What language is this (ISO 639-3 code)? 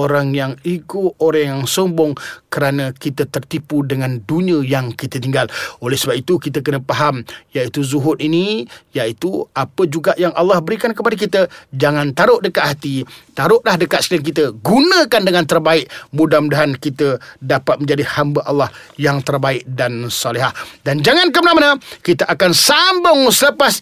msa